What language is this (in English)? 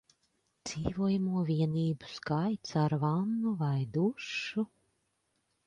Latvian